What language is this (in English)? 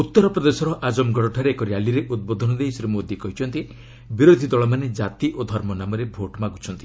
Odia